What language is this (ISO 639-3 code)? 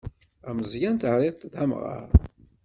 kab